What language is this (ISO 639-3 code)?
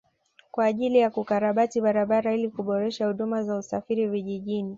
swa